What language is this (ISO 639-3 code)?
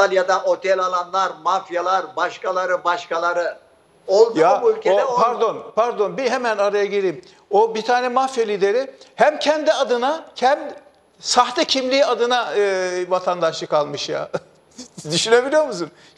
tur